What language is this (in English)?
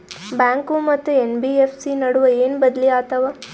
Kannada